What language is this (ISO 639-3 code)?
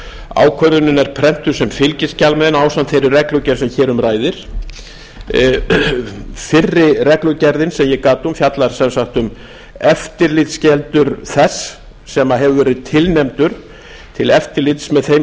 isl